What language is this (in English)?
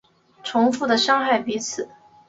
Chinese